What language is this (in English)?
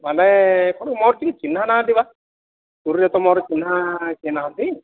Odia